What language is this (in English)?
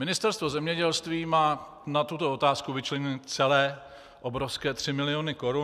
Czech